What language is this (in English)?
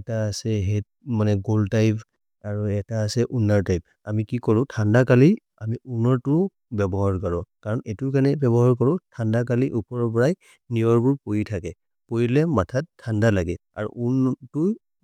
Maria (India)